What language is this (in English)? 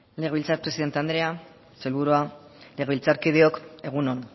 Basque